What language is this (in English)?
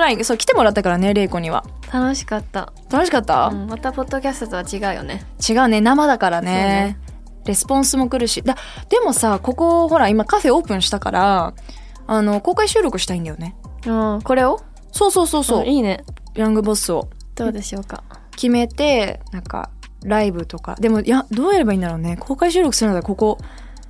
Japanese